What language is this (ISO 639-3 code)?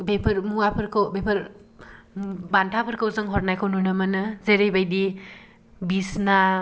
brx